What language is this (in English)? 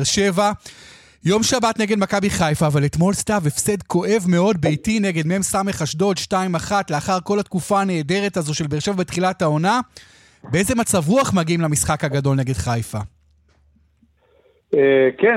Hebrew